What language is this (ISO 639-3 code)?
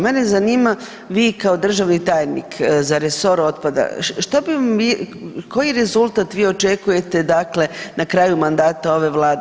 hrv